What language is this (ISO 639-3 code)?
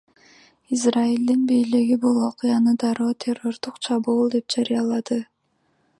kir